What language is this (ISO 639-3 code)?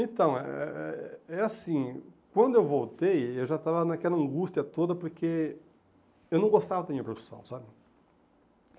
por